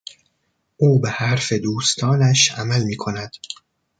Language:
Persian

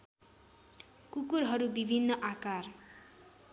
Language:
Nepali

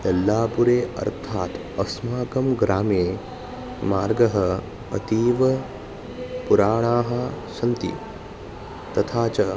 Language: Sanskrit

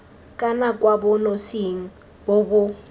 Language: Tswana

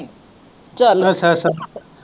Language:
Punjabi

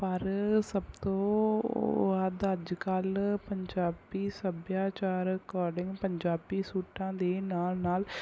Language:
Punjabi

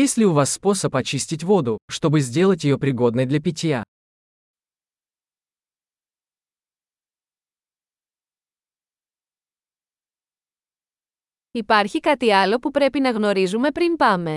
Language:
Greek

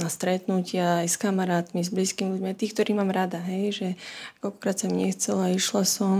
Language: Slovak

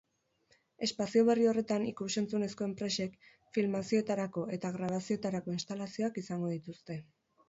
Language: Basque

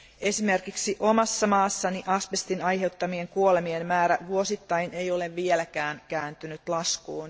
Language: Finnish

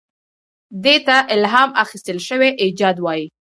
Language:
Pashto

